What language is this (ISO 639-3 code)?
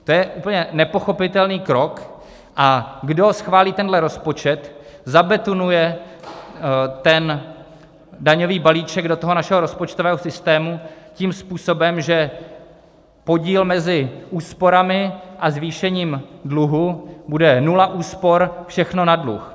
ces